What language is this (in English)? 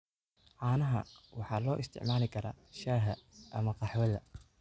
Somali